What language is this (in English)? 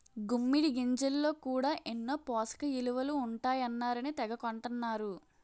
Telugu